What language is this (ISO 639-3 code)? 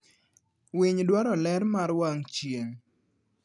luo